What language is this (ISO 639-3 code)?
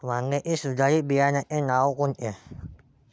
mar